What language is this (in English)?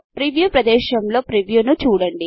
Telugu